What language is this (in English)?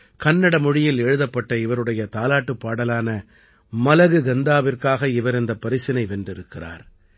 Tamil